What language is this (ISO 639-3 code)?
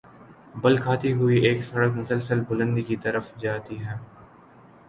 urd